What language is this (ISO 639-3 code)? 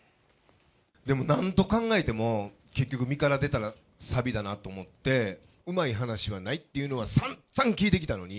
jpn